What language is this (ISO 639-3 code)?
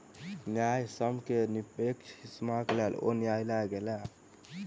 mai